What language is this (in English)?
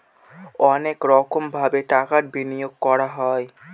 Bangla